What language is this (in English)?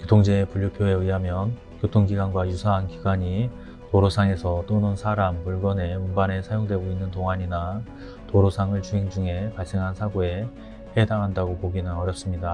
Korean